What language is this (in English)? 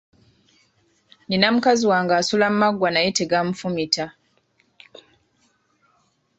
Ganda